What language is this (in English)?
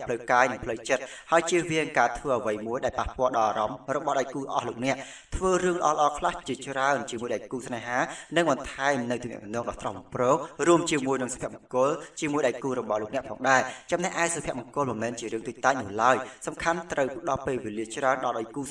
Indonesian